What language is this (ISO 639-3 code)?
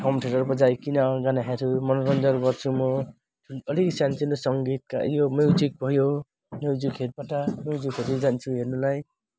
nep